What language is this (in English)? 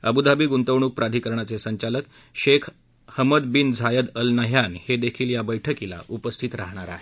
Marathi